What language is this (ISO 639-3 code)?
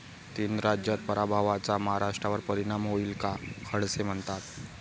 mar